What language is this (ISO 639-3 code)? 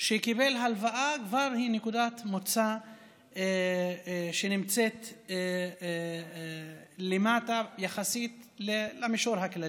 heb